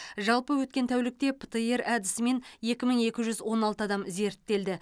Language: Kazakh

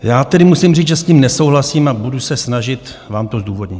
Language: Czech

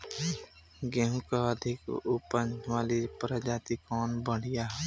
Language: Bhojpuri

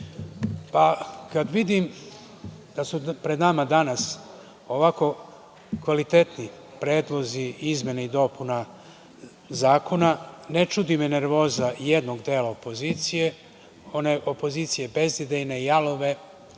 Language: Serbian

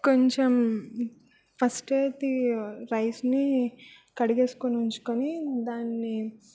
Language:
Telugu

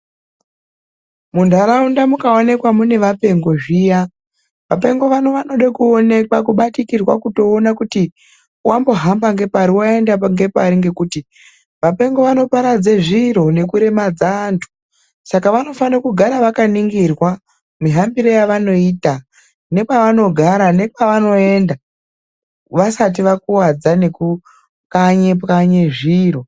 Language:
Ndau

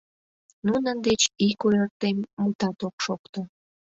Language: Mari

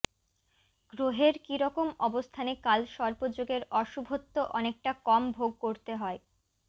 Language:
Bangla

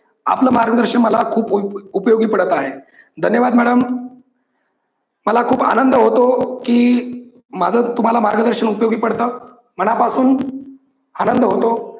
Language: Marathi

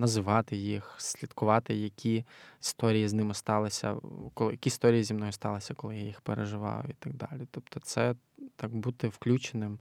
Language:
Ukrainian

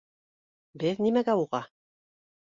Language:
Bashkir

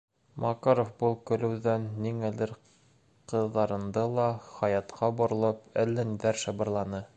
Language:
Bashkir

